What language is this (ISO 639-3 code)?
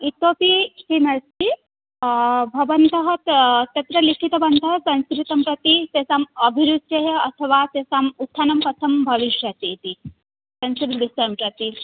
san